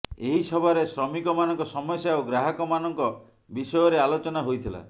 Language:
Odia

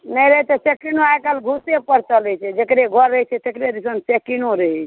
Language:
Maithili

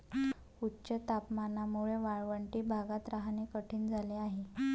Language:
Marathi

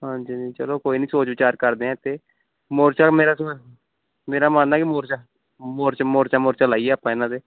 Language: Punjabi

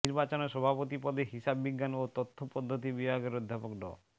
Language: Bangla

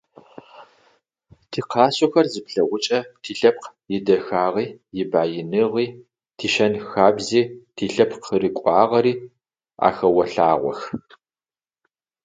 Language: Adyghe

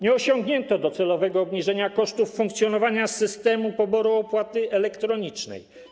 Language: Polish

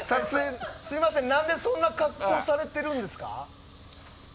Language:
Japanese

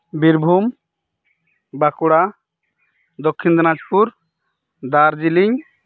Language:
Santali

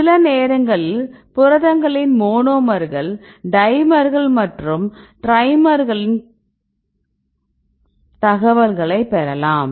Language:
Tamil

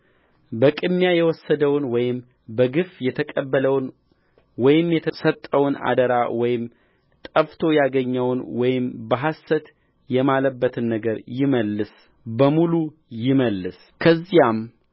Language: Amharic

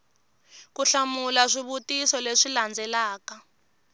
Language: Tsonga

